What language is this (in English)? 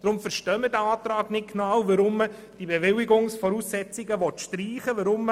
Swiss German